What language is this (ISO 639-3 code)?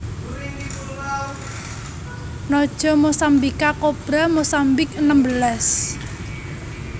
jav